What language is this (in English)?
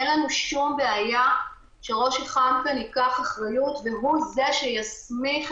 Hebrew